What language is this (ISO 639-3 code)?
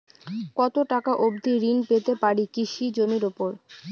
ben